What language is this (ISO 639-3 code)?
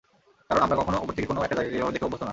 ben